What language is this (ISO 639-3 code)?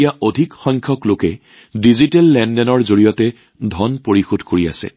asm